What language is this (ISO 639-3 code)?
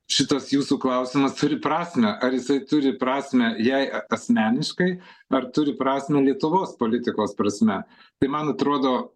lit